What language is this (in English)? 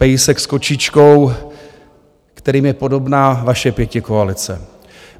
Czech